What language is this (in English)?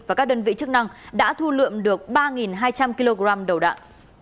Vietnamese